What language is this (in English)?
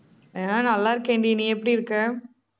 Tamil